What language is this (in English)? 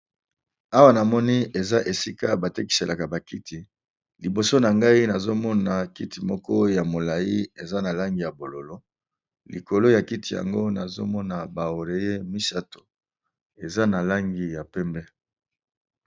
Lingala